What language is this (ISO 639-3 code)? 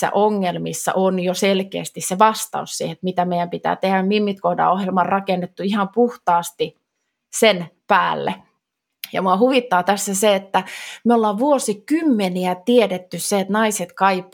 fin